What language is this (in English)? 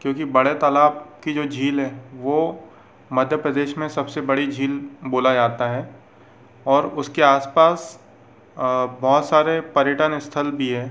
Hindi